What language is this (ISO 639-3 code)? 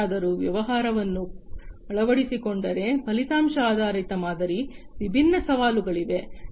kan